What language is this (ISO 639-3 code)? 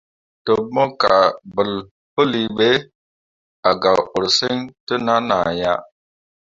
mua